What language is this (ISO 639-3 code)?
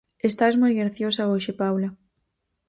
glg